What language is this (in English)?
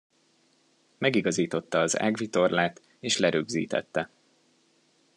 Hungarian